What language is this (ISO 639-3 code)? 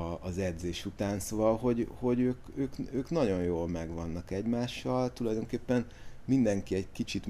hun